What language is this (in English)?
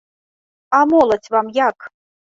Belarusian